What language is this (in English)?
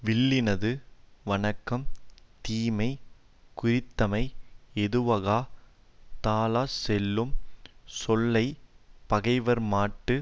Tamil